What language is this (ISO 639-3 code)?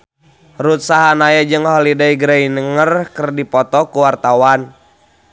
sun